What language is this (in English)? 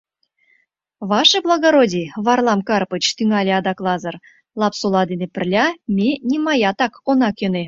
Mari